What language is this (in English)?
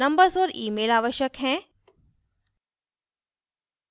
Hindi